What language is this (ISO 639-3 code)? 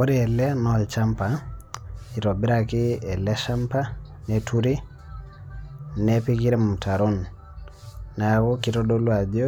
mas